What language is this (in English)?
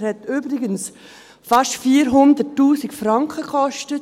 Swiss German